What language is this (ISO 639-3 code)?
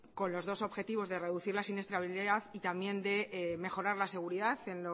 spa